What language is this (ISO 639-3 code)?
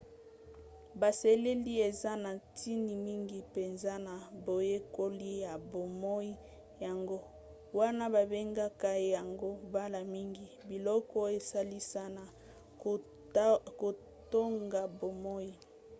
lin